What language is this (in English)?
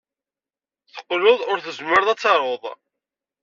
Kabyle